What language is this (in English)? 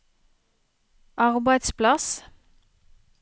Norwegian